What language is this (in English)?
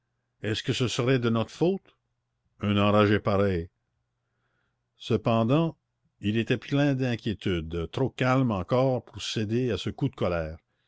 French